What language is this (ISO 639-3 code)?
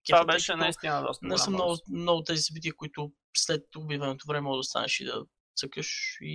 bul